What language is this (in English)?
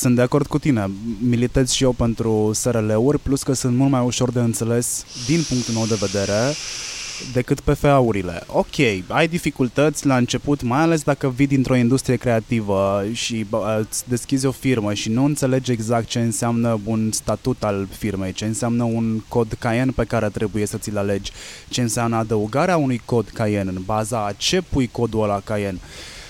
Romanian